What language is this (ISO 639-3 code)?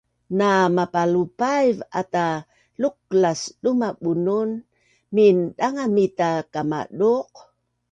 bnn